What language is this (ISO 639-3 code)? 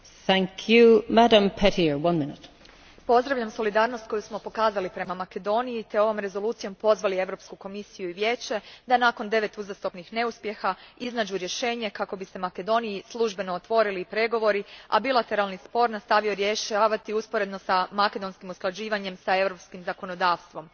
hrv